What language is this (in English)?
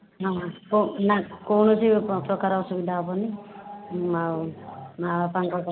Odia